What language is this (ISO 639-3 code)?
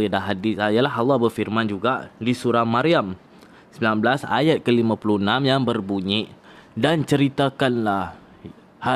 msa